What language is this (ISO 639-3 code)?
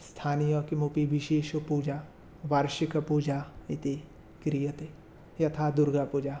san